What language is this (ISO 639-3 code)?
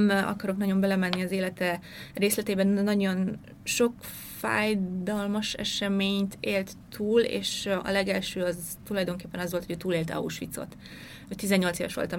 hun